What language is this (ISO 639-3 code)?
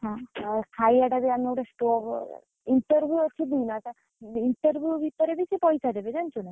ori